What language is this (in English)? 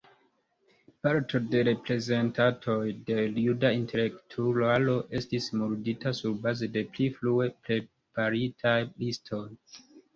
Esperanto